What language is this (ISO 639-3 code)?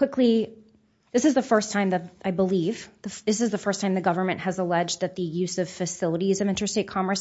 eng